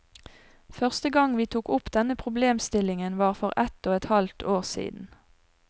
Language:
Norwegian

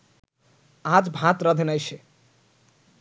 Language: Bangla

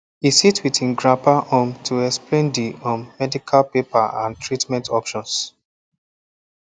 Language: Nigerian Pidgin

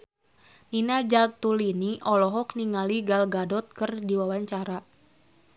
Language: Sundanese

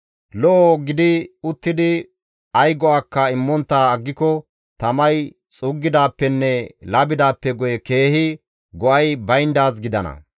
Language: Gamo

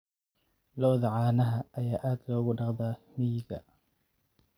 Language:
Somali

